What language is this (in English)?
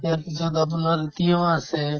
Assamese